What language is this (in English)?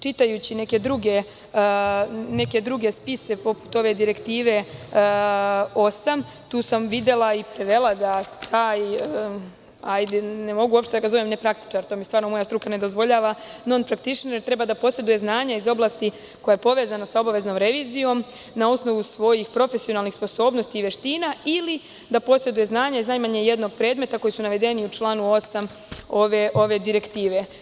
Serbian